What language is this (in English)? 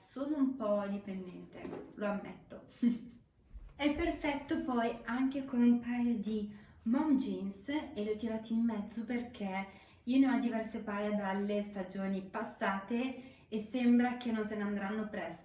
Italian